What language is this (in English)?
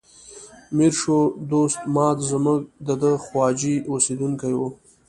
Pashto